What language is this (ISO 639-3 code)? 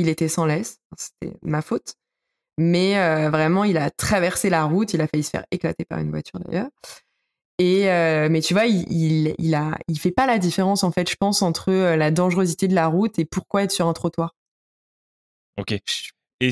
fra